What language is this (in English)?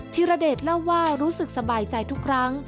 Thai